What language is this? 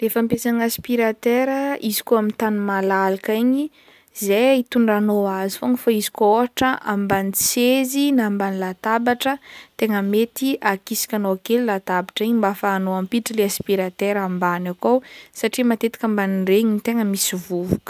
Northern Betsimisaraka Malagasy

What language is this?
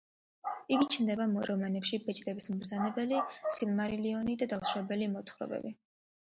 Georgian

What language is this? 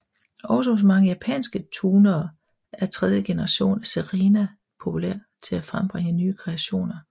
Danish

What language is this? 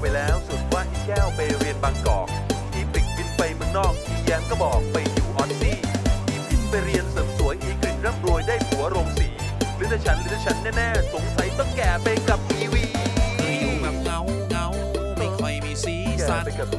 Thai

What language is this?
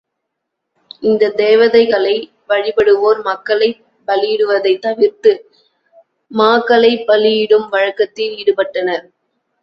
Tamil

